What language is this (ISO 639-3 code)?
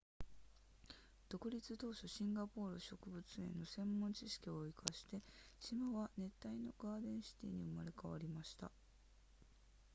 jpn